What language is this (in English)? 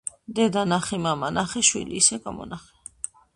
Georgian